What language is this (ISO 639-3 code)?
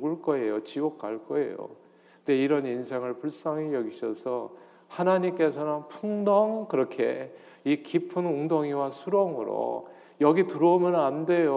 kor